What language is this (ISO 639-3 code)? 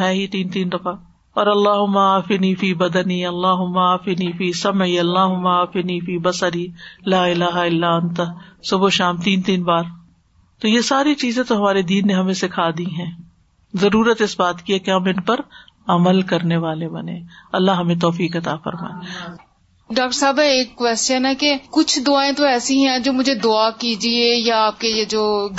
urd